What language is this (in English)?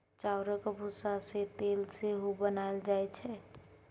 Maithili